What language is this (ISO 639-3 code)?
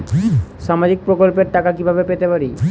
ben